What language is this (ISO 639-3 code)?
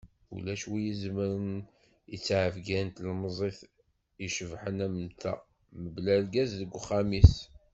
kab